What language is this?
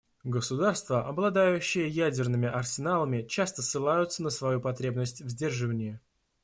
Russian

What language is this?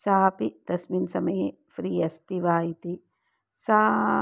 Sanskrit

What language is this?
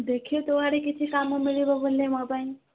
Odia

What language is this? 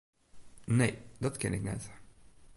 Western Frisian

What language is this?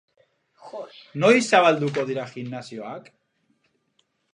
Basque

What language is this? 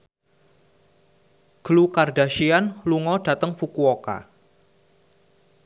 Javanese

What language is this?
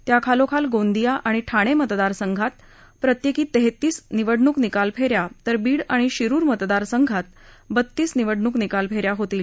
Marathi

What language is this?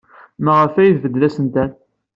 Kabyle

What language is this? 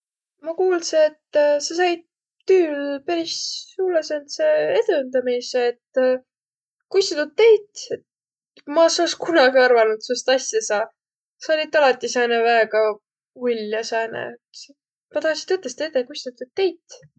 Võro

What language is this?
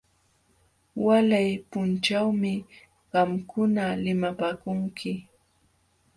Jauja Wanca Quechua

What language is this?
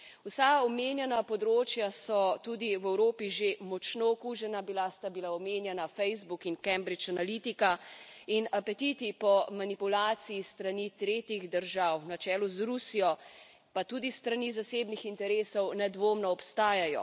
Slovenian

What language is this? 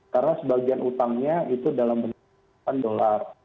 Indonesian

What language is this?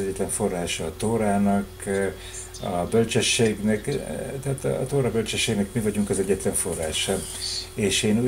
Hungarian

